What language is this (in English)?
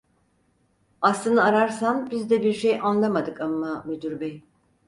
Turkish